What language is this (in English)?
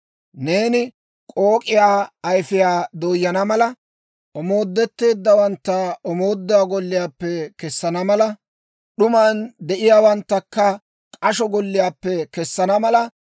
Dawro